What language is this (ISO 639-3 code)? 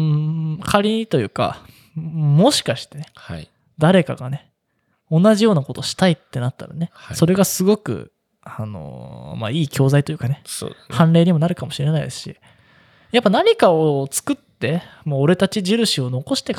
jpn